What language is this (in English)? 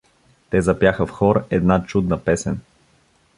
Bulgarian